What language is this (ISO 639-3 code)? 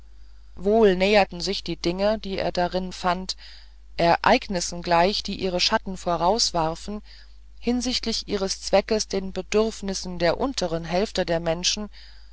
deu